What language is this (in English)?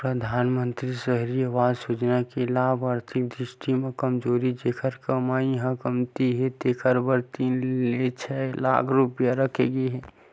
Chhattisgarhi